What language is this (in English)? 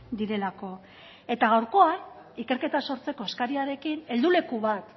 Basque